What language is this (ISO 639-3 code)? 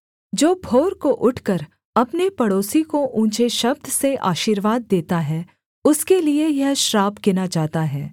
hin